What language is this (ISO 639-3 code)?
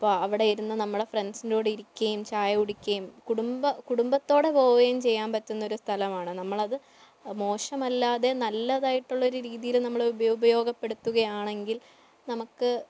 mal